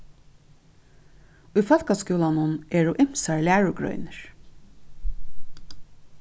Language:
Faroese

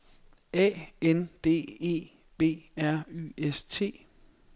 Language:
Danish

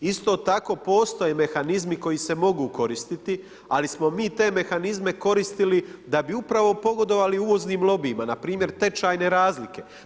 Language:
Croatian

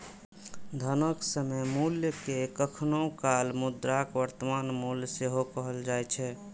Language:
Maithili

